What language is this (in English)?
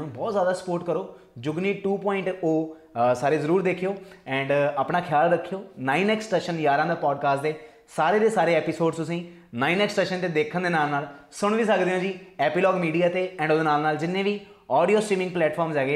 Punjabi